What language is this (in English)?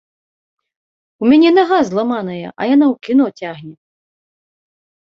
Belarusian